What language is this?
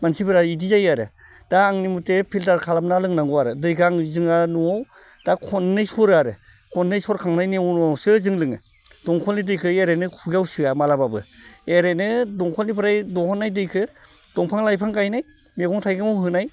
Bodo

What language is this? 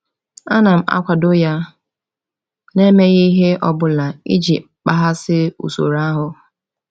Igbo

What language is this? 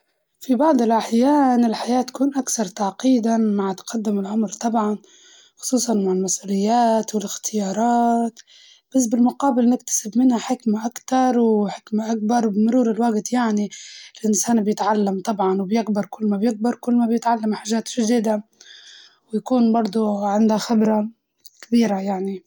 Libyan Arabic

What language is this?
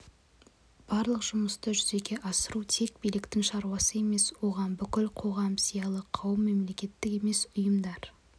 Kazakh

